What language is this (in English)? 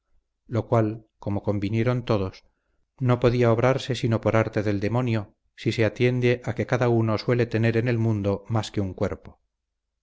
Spanish